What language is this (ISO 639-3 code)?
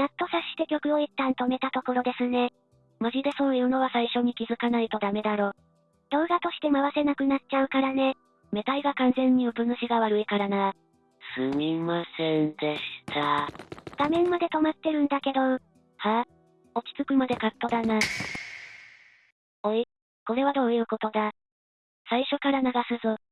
jpn